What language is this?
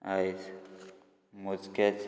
Konkani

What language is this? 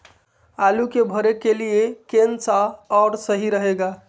Magahi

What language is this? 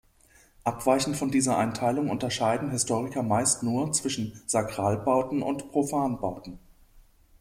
German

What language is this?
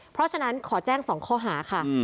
Thai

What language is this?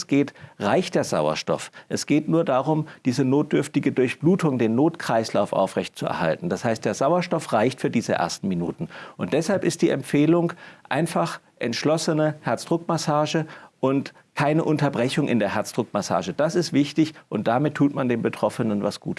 German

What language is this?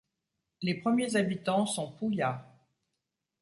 French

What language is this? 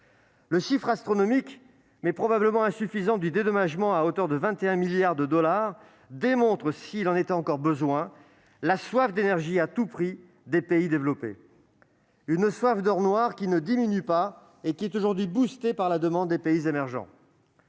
French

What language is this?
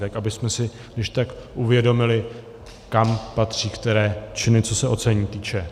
Czech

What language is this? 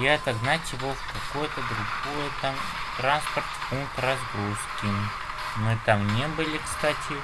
Russian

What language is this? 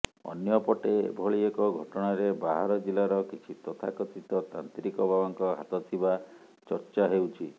Odia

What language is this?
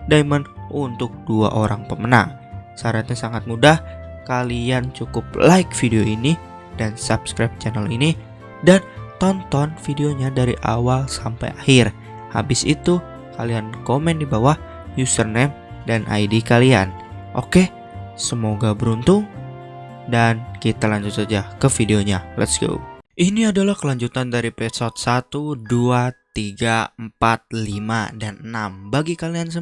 Indonesian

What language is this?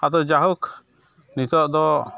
Santali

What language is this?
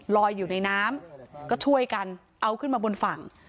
Thai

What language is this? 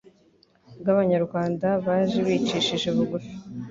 Kinyarwanda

